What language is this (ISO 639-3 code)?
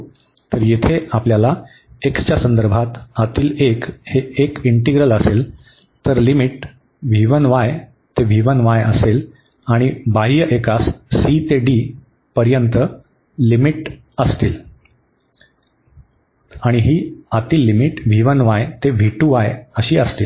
mar